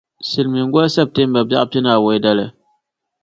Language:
Dagbani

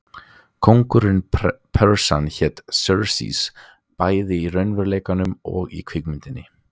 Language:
Icelandic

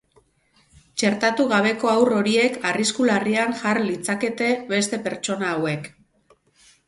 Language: Basque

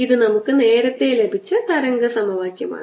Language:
Malayalam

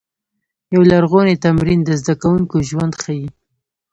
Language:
Pashto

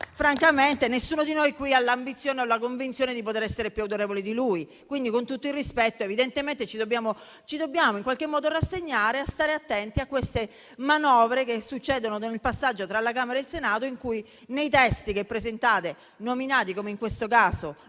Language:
Italian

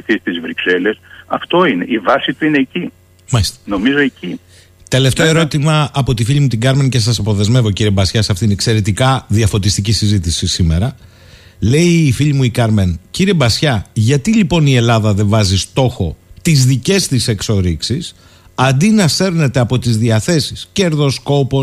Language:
Greek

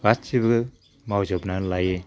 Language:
Bodo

